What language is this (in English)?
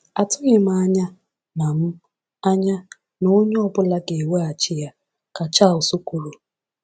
Igbo